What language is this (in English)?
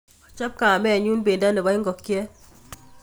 Kalenjin